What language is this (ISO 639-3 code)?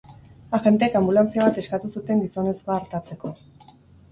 eus